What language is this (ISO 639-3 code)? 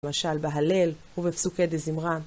heb